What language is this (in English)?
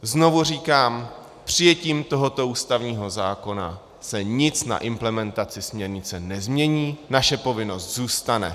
Czech